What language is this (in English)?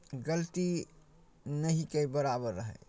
Maithili